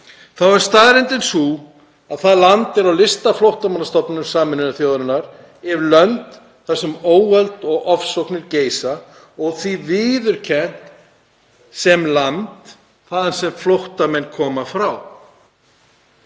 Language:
Icelandic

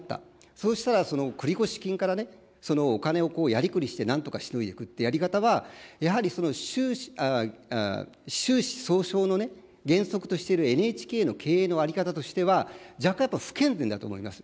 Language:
Japanese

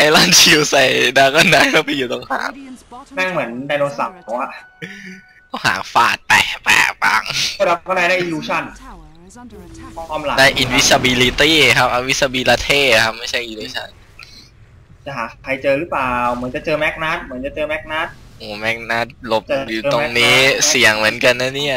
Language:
Thai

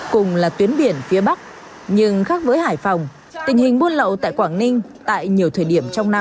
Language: Vietnamese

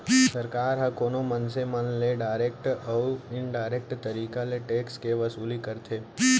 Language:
Chhattisgarhi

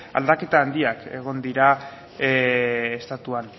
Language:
Basque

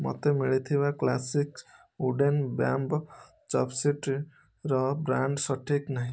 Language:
Odia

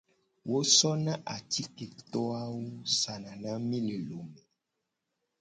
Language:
Gen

